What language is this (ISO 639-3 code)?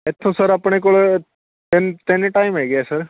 pan